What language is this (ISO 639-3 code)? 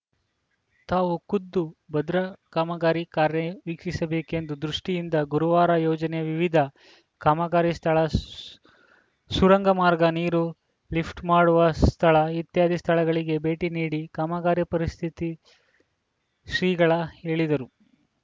kan